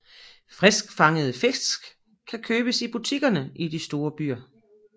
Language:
Danish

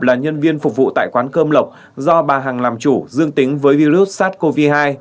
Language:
Vietnamese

